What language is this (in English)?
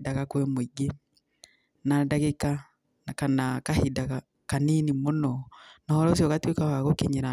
Kikuyu